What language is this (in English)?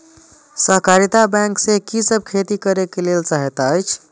Maithili